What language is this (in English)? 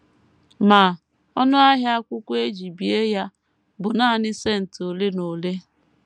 Igbo